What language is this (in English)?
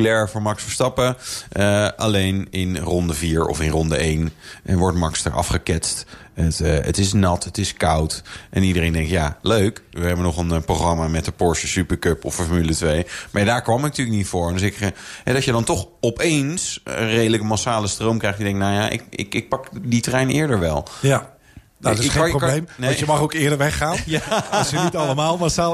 Dutch